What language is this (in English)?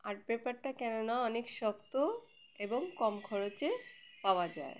Bangla